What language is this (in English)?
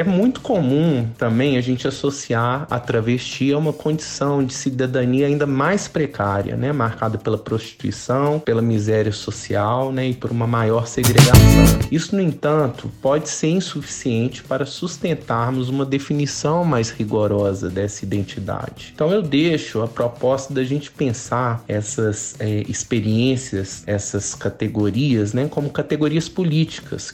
Portuguese